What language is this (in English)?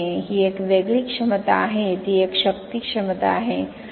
Marathi